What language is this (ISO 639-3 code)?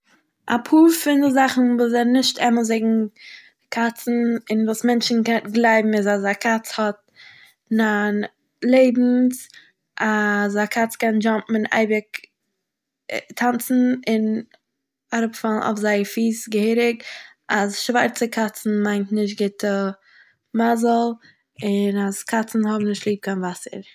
yid